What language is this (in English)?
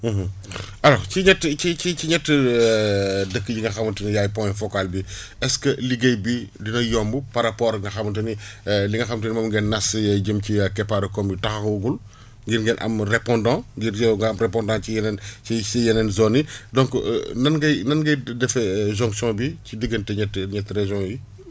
Wolof